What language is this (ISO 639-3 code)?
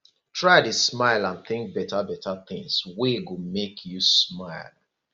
pcm